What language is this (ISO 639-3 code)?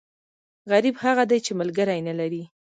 pus